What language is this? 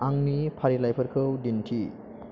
Bodo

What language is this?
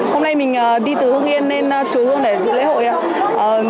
Vietnamese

